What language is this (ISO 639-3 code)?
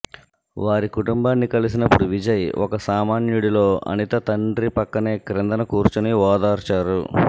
tel